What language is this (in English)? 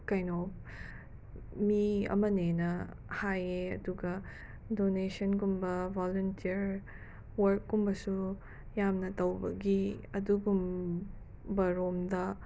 Manipuri